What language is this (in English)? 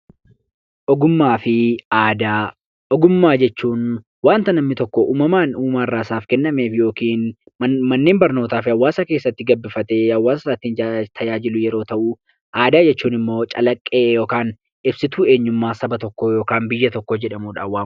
Oromo